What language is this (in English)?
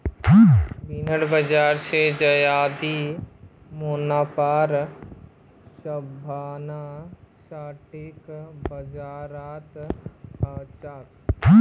Magahi